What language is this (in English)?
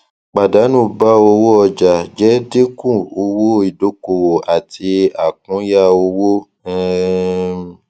Yoruba